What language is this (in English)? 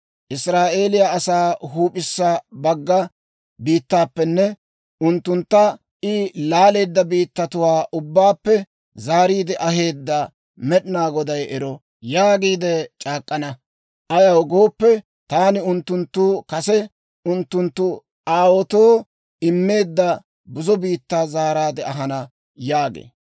Dawro